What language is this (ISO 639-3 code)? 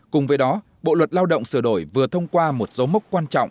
vie